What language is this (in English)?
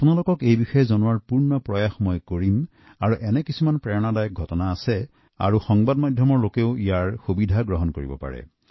Assamese